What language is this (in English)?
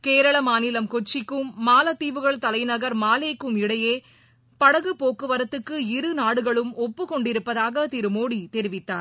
Tamil